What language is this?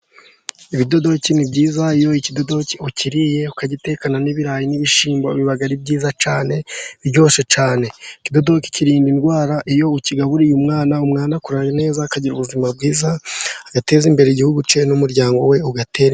Kinyarwanda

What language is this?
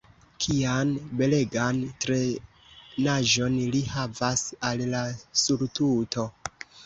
Esperanto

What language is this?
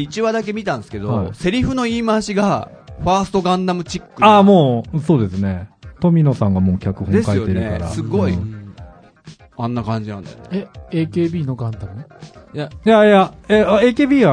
Japanese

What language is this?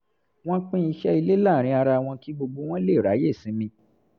Yoruba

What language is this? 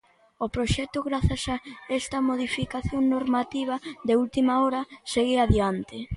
Galician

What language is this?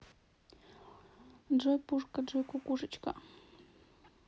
Russian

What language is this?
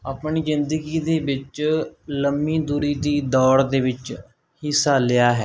Punjabi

